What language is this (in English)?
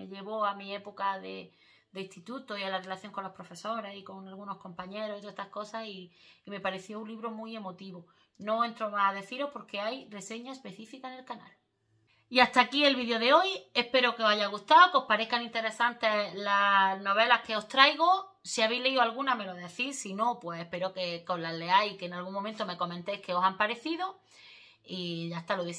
Spanish